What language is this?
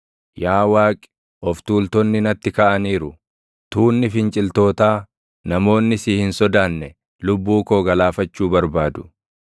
Oromo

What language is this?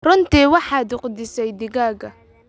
Somali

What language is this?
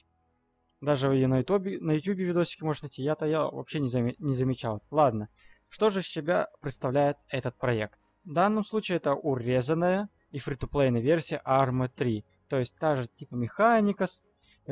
Russian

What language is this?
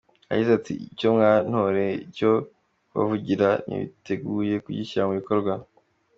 Kinyarwanda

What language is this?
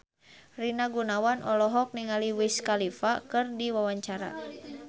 Sundanese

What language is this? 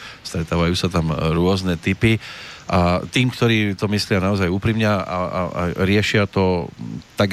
Slovak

